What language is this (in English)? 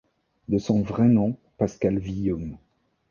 French